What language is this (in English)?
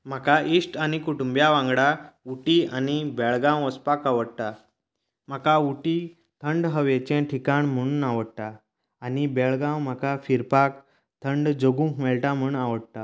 Konkani